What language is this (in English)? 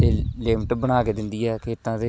Punjabi